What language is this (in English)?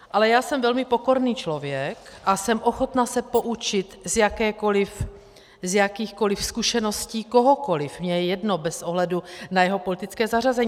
Czech